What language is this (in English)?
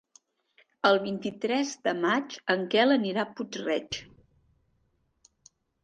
Catalan